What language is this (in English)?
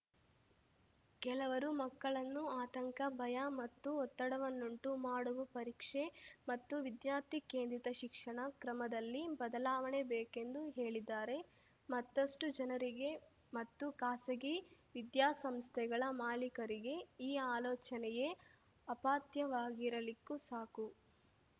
Kannada